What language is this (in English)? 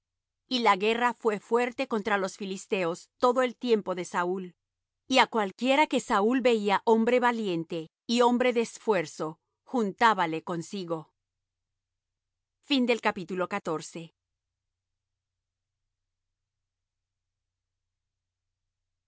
Spanish